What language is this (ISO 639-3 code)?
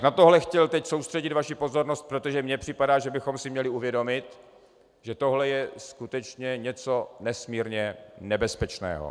ces